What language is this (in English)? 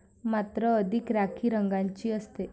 Marathi